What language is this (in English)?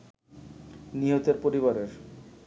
Bangla